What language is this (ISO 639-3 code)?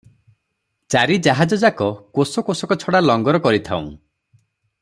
ori